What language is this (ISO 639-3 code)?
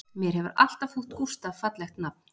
isl